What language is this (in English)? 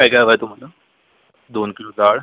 Marathi